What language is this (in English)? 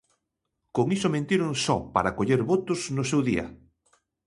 Galician